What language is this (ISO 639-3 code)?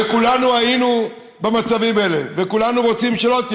heb